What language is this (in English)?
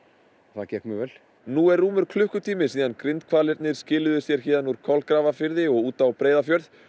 Icelandic